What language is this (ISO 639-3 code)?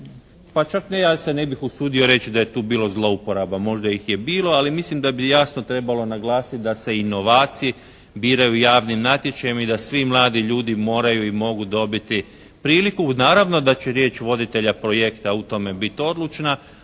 hrv